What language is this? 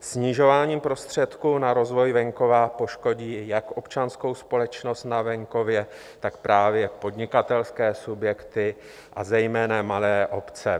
Czech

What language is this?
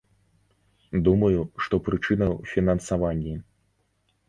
Belarusian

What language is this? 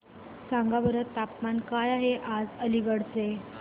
Marathi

